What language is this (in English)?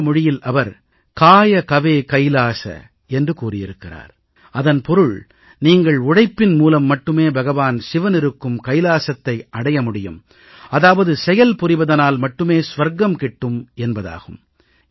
Tamil